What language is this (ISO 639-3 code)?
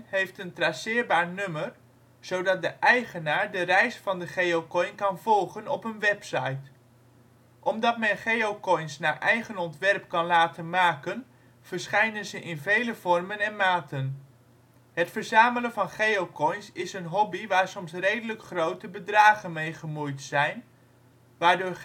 nld